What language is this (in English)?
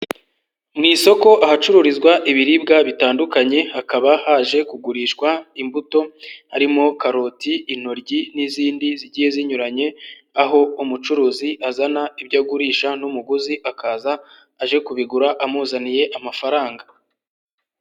Kinyarwanda